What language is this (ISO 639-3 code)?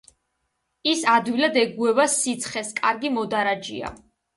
kat